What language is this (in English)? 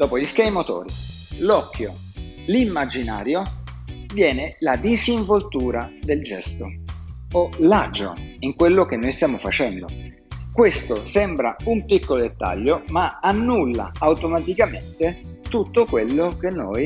Italian